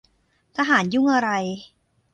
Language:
Thai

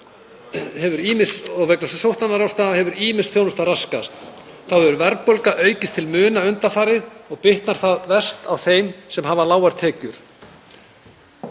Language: Icelandic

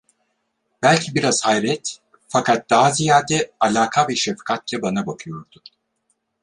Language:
Turkish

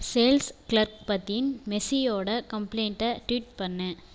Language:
Tamil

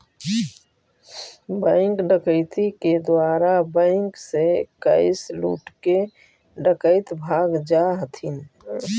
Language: Magahi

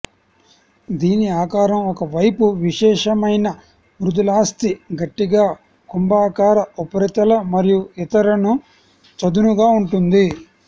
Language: Telugu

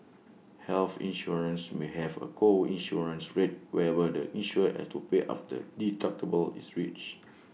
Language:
English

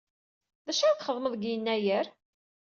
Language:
Kabyle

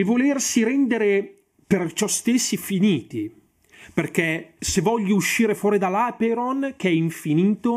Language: Italian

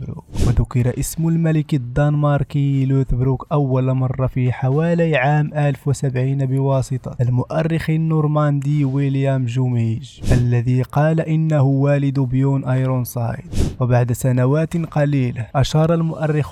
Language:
Arabic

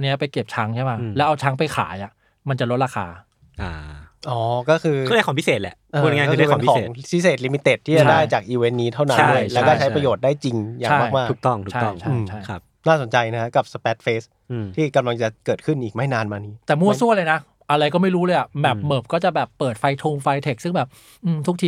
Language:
Thai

